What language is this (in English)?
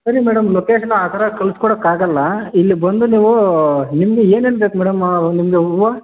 Kannada